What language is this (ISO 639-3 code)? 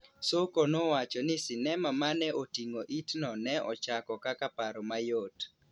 luo